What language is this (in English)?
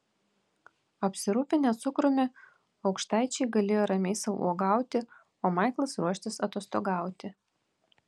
Lithuanian